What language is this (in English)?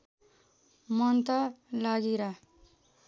Nepali